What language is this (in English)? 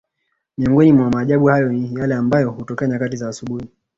Swahili